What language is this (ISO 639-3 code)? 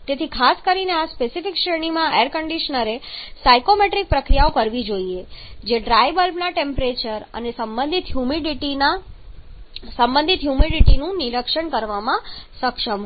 guj